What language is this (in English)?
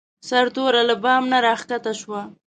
Pashto